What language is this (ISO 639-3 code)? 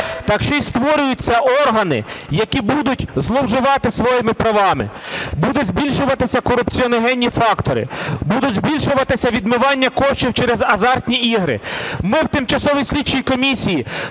ukr